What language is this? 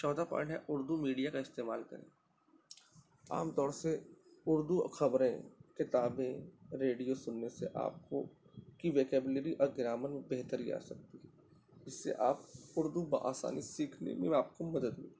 Urdu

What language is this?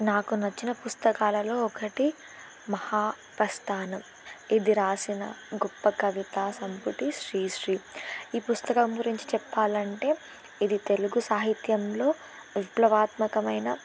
Telugu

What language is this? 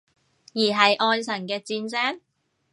Cantonese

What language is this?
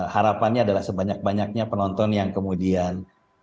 Indonesian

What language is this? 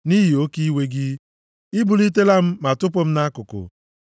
Igbo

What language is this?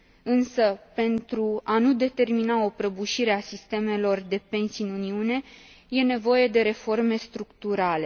Romanian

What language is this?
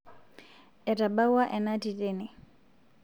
Masai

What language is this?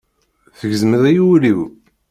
Kabyle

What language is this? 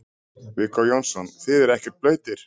Icelandic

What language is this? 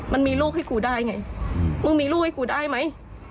Thai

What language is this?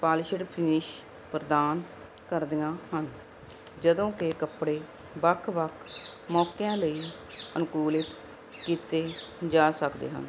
Punjabi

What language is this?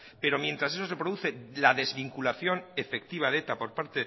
Spanish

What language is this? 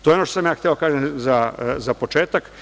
Serbian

